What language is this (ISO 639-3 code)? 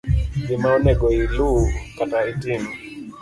luo